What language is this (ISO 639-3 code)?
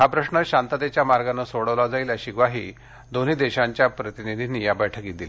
mar